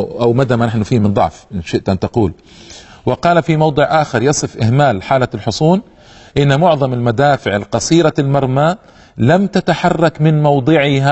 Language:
Arabic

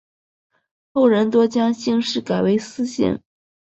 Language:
Chinese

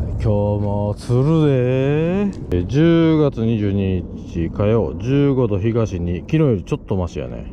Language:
Japanese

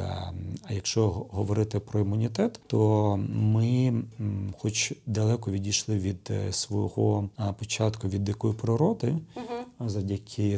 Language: Ukrainian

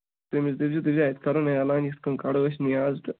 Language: Kashmiri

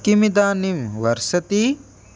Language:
Sanskrit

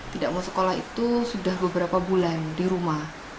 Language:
Indonesian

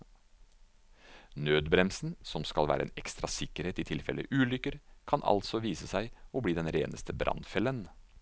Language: Norwegian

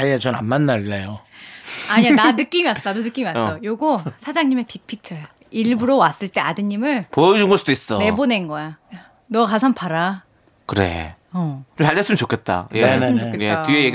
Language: Korean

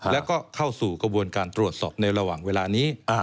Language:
Thai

